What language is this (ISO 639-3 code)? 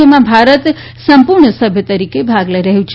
guj